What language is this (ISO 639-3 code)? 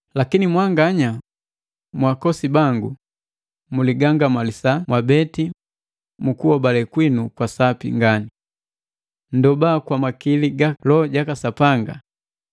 mgv